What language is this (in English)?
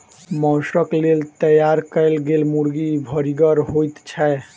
Maithili